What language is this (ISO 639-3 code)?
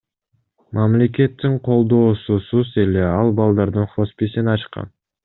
kir